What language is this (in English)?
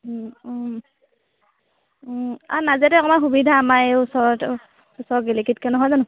Assamese